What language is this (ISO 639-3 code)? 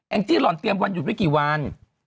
tha